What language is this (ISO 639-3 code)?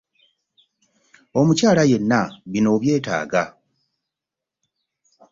lug